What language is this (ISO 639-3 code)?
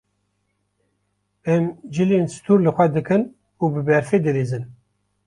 kur